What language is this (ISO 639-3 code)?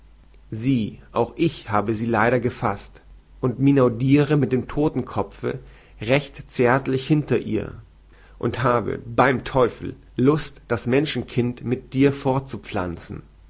deu